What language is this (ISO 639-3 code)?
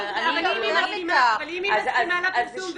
heb